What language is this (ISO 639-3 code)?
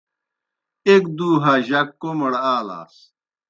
plk